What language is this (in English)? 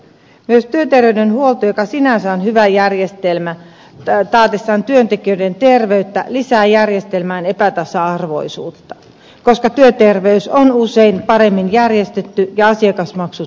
Finnish